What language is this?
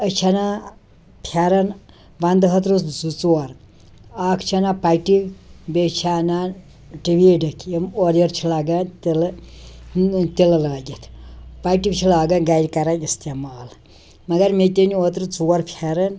Kashmiri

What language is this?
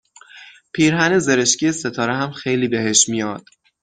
Persian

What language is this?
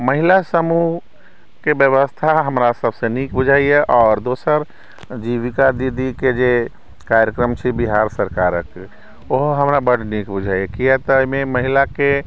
Maithili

